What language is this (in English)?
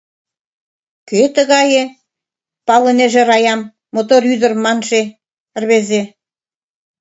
Mari